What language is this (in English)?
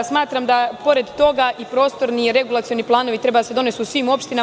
Serbian